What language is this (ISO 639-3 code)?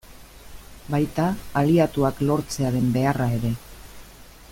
eus